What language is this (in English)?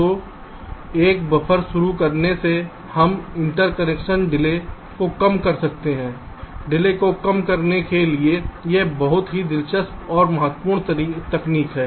Hindi